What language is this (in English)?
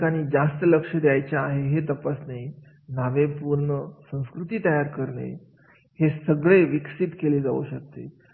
Marathi